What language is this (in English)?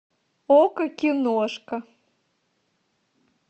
Russian